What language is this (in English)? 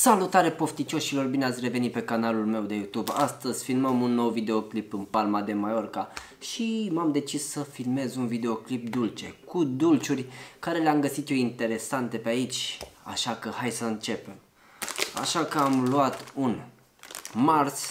Romanian